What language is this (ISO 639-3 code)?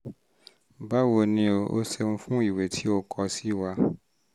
yor